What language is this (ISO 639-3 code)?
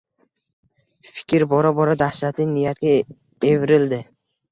uzb